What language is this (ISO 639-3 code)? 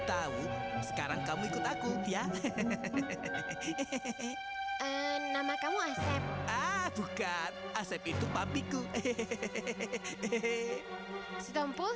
ind